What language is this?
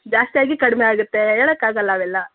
Kannada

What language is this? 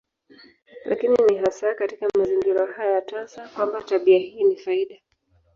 Swahili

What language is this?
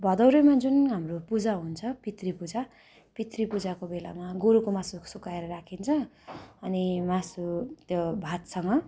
Nepali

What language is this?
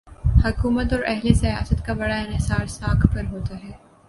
Urdu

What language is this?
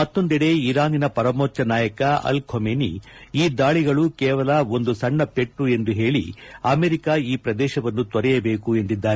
Kannada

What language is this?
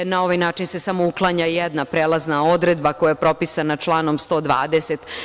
Serbian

